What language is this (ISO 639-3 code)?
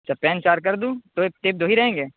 urd